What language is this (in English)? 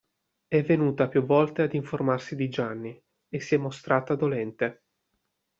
Italian